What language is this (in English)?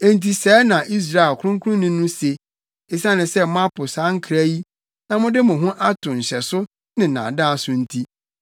Akan